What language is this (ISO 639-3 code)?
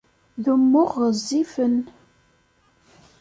kab